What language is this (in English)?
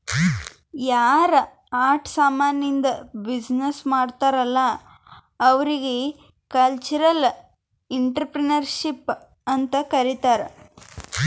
Kannada